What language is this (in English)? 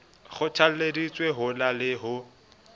Southern Sotho